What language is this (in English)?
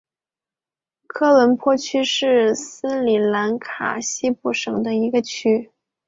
Chinese